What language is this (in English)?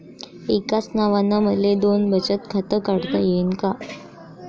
Marathi